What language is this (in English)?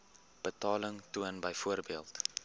Afrikaans